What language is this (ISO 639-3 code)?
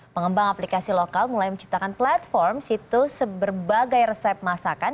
ind